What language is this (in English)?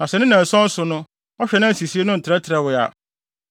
Akan